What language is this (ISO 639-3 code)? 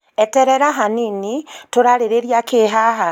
kik